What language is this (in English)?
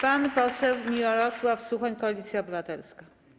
Polish